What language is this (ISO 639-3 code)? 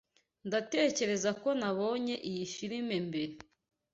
kin